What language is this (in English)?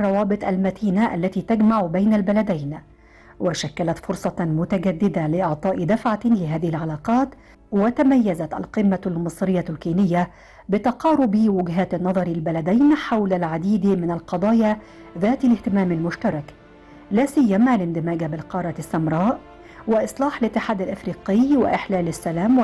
Arabic